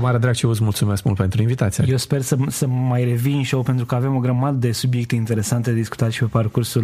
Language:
Romanian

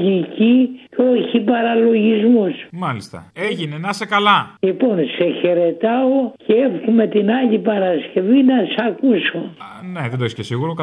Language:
Greek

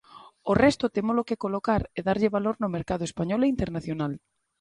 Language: Galician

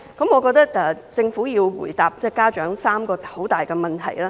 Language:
Cantonese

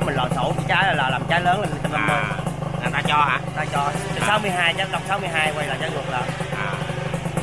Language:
Vietnamese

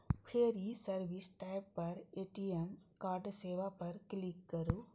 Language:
Maithili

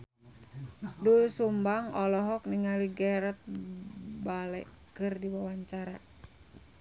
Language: Sundanese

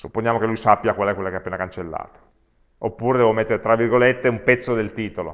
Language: Italian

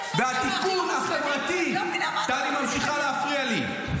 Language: Hebrew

